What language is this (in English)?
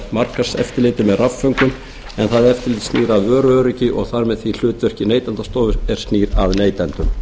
Icelandic